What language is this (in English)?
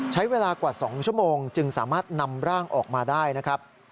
Thai